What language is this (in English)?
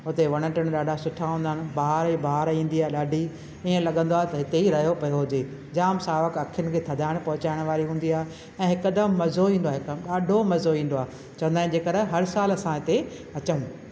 Sindhi